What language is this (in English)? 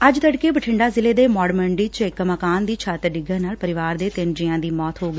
Punjabi